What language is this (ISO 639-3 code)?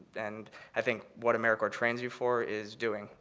eng